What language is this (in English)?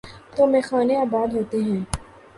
Urdu